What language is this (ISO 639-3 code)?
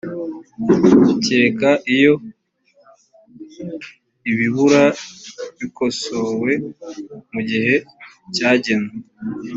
kin